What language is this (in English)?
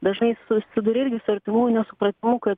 Lithuanian